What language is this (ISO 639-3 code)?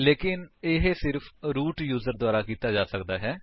pan